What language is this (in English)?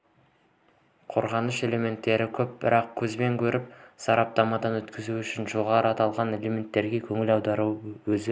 Kazakh